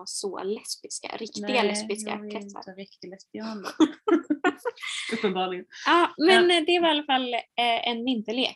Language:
Swedish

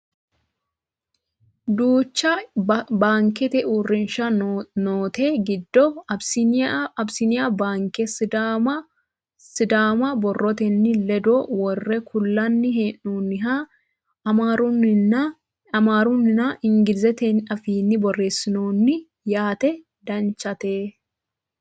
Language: Sidamo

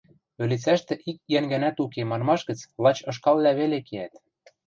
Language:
Western Mari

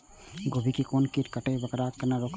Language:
Maithili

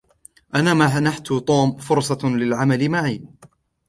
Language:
Arabic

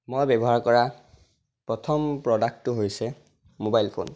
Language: Assamese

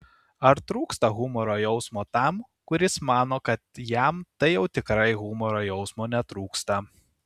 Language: Lithuanian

